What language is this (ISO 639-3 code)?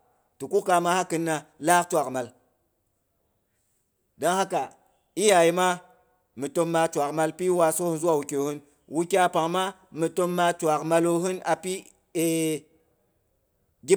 bux